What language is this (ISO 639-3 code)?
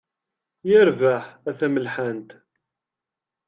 kab